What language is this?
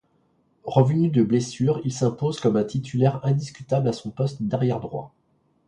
French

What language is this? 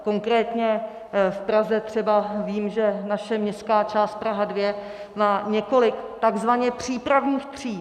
Czech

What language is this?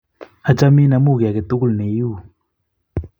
Kalenjin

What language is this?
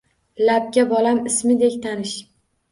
Uzbek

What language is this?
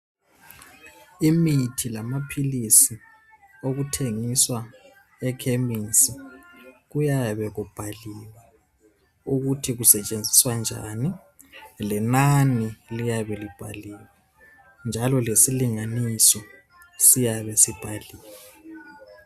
North Ndebele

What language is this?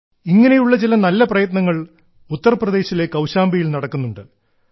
Malayalam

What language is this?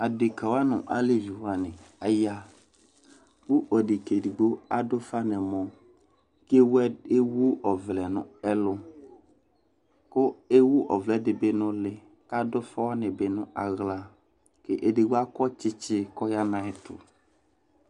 Ikposo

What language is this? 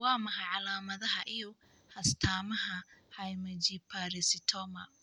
Somali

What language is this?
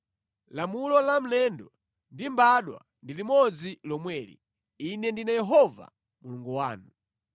Nyanja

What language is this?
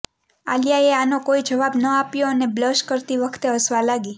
Gujarati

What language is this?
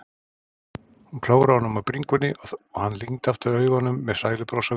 Icelandic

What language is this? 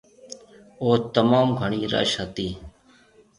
Marwari (Pakistan)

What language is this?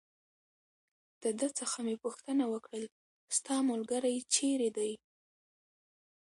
Pashto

